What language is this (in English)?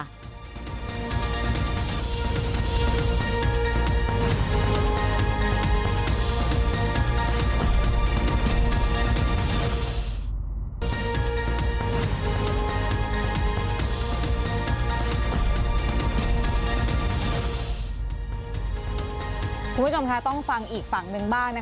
Thai